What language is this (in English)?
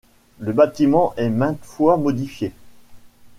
French